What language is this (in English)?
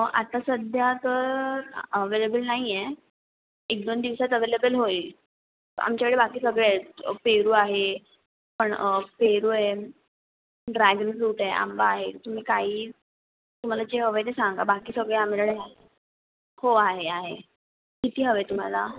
Marathi